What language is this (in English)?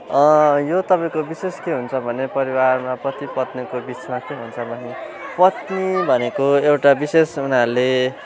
Nepali